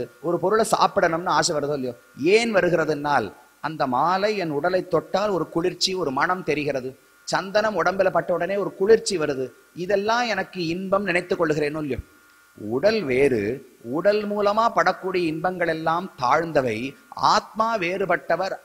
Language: Tamil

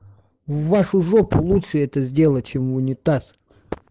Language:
Russian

